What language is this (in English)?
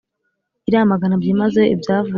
Kinyarwanda